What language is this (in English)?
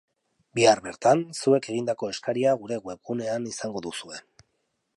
Basque